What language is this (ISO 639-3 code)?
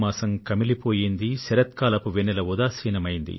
tel